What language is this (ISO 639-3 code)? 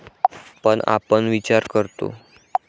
mar